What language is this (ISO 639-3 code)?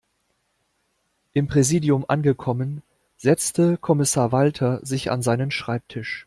deu